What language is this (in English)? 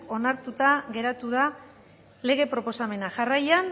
Basque